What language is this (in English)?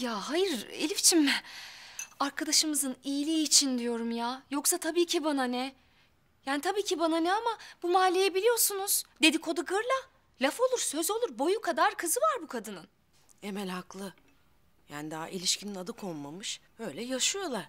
Turkish